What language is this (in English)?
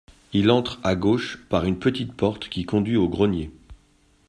French